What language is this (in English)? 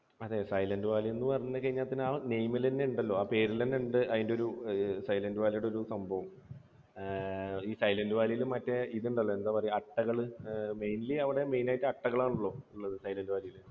Malayalam